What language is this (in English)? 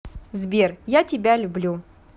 Russian